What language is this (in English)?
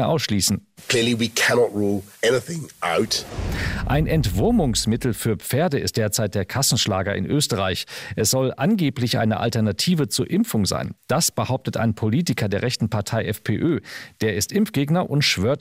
German